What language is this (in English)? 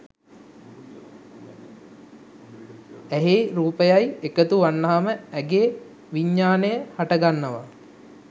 Sinhala